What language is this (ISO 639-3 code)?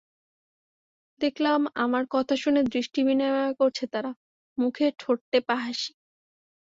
ben